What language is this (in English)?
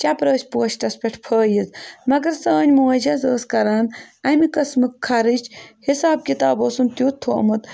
Kashmiri